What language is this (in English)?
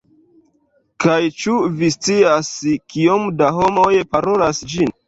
Esperanto